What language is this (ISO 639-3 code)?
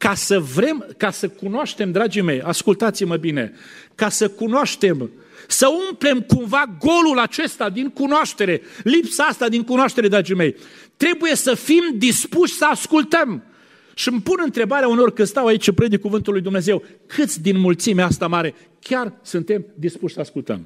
ron